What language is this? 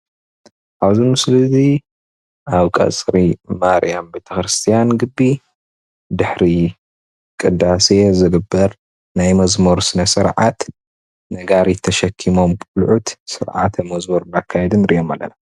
Tigrinya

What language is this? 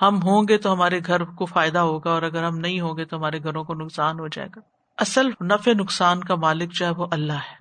Urdu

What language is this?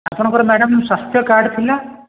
Odia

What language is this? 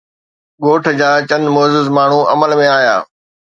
Sindhi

